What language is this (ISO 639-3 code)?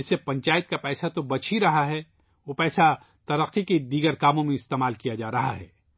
urd